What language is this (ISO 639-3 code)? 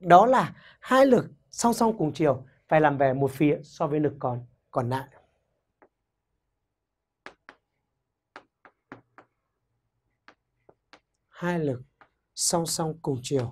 vie